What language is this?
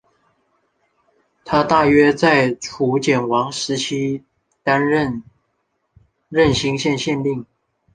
Chinese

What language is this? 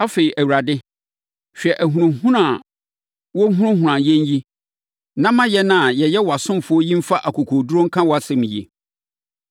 Akan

